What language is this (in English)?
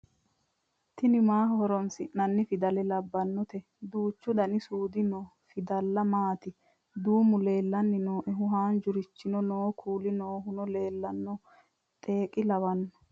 Sidamo